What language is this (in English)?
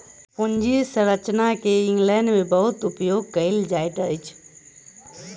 Maithili